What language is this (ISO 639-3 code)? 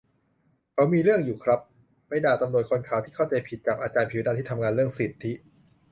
tha